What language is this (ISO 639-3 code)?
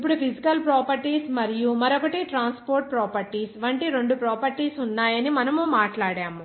tel